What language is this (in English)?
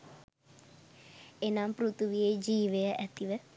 Sinhala